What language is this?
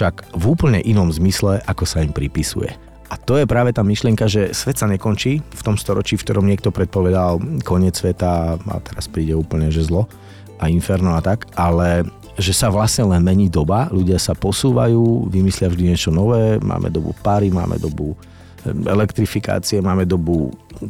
Slovak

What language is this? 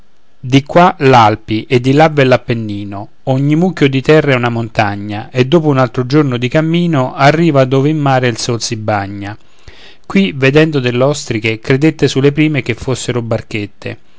Italian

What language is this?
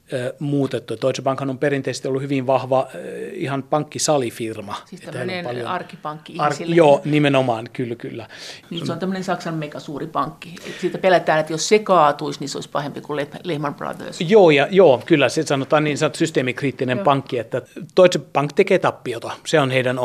Finnish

